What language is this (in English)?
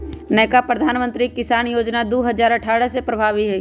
Magahi